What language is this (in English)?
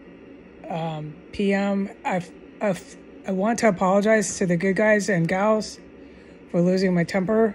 English